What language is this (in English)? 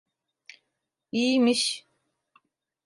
Turkish